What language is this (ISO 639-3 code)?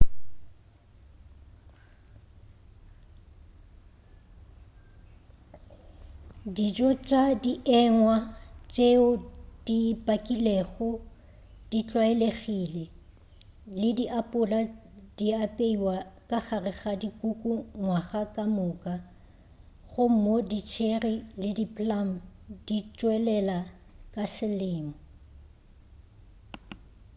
nso